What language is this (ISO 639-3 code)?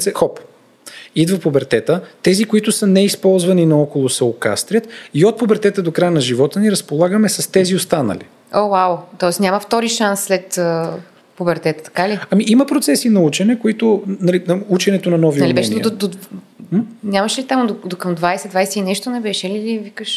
bul